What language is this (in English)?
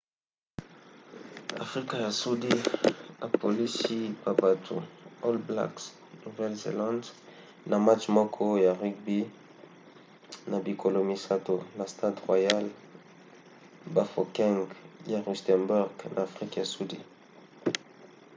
Lingala